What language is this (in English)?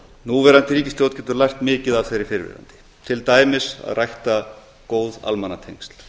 Icelandic